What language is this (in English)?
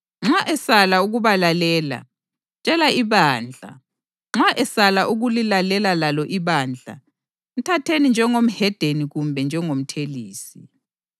North Ndebele